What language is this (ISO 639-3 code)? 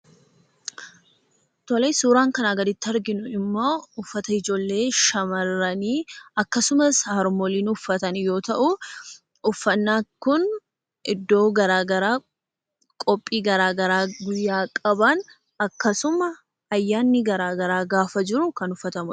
orm